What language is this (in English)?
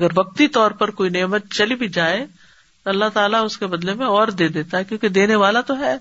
Urdu